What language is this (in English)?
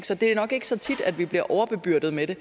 Danish